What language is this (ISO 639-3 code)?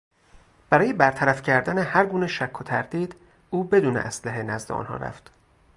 fas